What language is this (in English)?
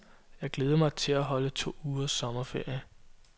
Danish